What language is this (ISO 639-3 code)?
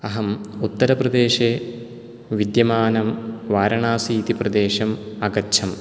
san